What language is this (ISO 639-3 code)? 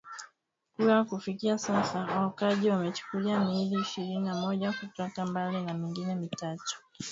swa